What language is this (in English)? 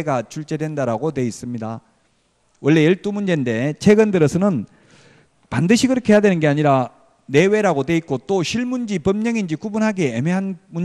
Korean